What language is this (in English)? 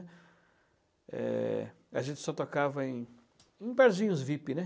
Portuguese